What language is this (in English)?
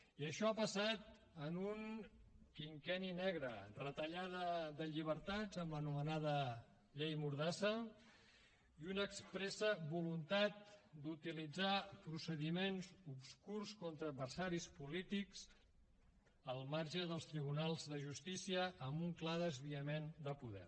Catalan